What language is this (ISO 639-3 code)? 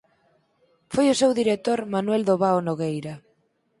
glg